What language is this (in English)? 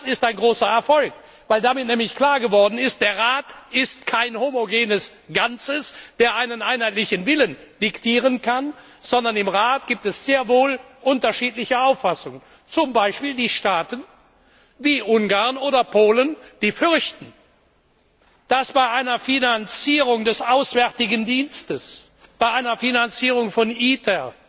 German